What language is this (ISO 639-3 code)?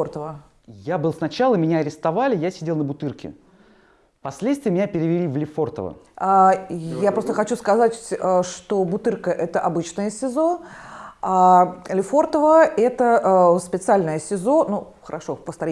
rus